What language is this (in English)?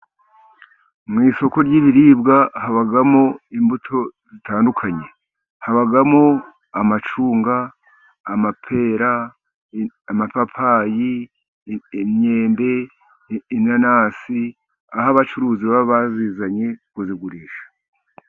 Kinyarwanda